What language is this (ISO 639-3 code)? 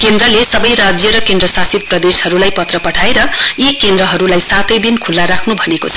nep